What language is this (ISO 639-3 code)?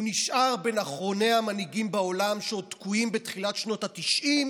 heb